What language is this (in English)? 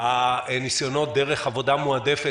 Hebrew